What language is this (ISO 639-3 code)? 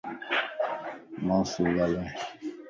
lss